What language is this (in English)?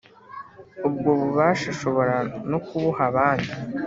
Kinyarwanda